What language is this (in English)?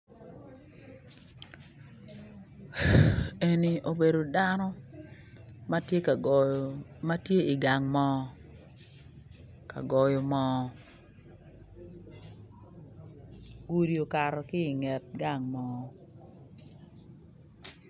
Acoli